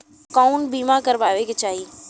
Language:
Bhojpuri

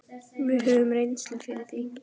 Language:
Icelandic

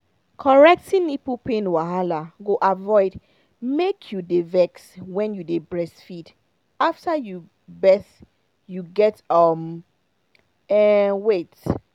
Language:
Nigerian Pidgin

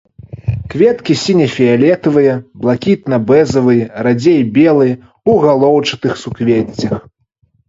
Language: Belarusian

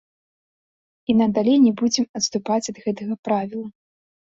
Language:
Belarusian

